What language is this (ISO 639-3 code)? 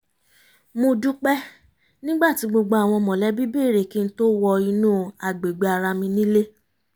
yor